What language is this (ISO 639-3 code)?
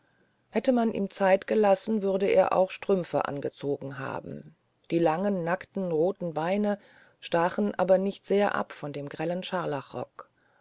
deu